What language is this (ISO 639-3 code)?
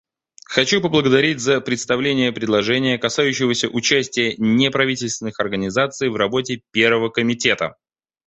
rus